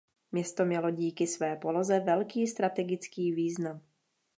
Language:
Czech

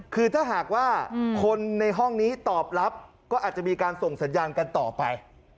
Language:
Thai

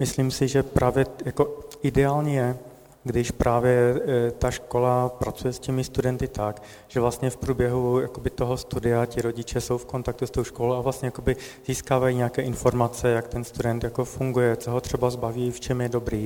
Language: Czech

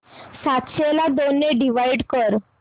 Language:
Marathi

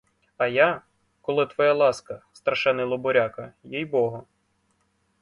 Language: Ukrainian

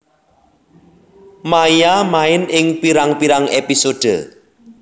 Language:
Javanese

